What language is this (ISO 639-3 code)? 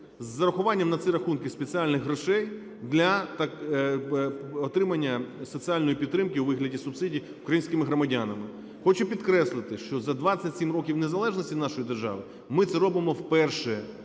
ukr